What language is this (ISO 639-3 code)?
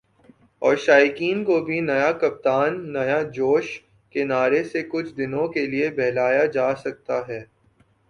urd